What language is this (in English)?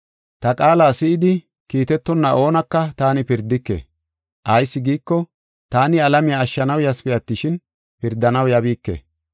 Gofa